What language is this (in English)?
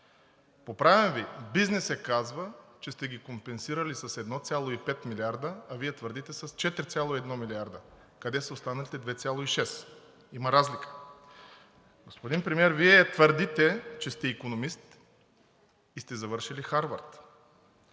Bulgarian